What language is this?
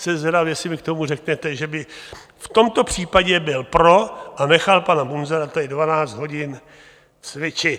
Czech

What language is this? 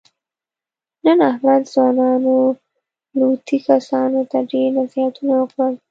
Pashto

